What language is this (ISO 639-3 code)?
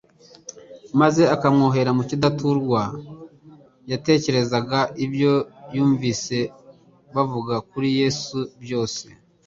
kin